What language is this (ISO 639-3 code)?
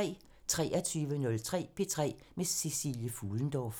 dan